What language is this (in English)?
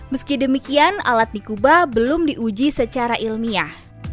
Indonesian